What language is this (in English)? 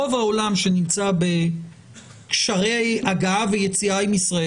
Hebrew